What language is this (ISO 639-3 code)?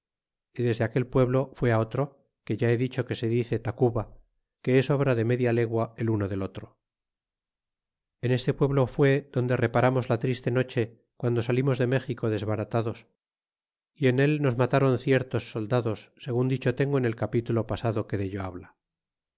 spa